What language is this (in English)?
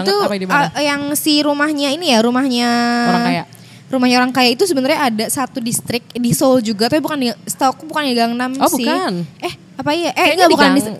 Indonesian